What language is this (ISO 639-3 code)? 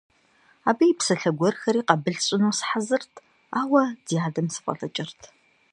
kbd